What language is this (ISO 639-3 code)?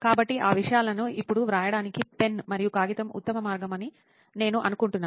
tel